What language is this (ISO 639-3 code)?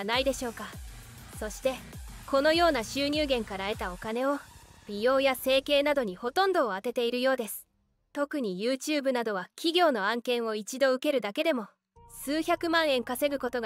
jpn